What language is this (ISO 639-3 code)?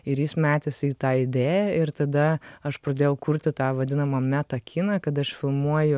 lit